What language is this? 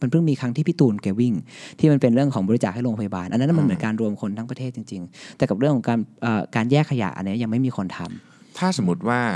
Thai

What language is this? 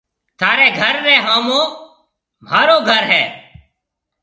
Marwari (Pakistan)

